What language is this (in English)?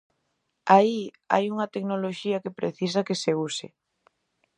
Galician